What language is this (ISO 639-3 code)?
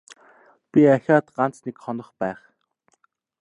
mon